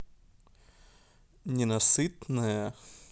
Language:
Russian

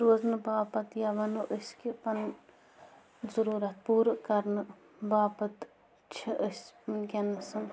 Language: Kashmiri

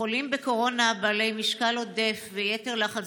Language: Hebrew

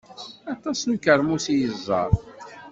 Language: Kabyle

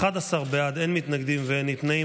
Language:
Hebrew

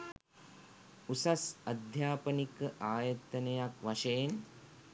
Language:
Sinhala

